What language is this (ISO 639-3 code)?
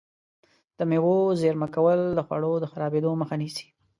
pus